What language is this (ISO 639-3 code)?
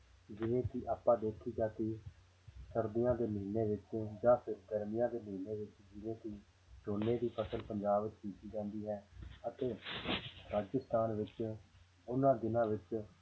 pan